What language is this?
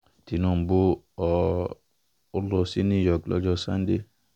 Yoruba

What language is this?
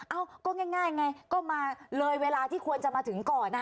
Thai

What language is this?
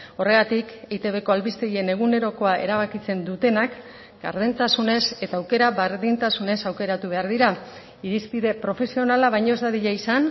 Basque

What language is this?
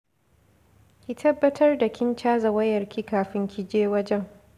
Hausa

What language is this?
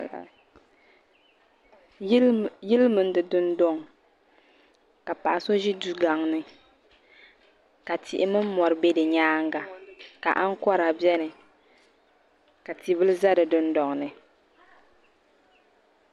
Dagbani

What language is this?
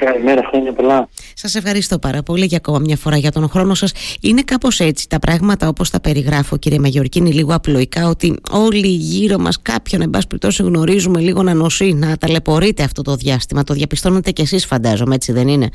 Greek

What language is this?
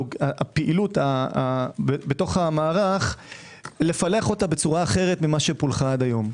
Hebrew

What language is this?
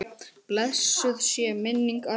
Icelandic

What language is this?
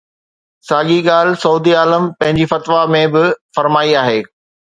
Sindhi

